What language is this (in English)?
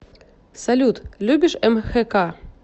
Russian